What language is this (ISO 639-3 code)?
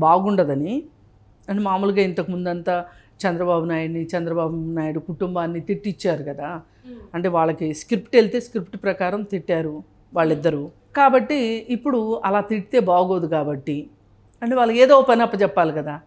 tel